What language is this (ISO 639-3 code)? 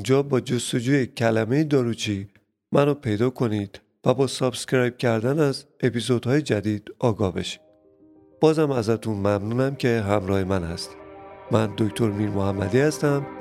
fas